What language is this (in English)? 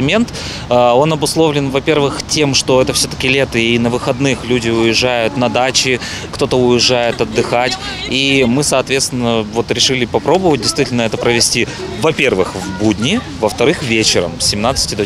Russian